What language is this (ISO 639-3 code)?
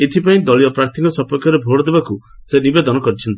ori